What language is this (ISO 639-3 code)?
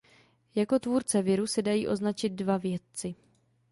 ces